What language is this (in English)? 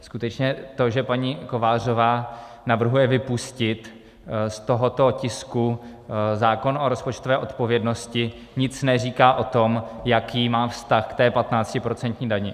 Czech